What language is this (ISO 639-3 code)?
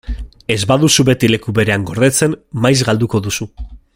eus